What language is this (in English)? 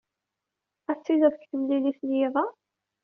Kabyle